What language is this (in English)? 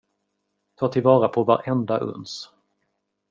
Swedish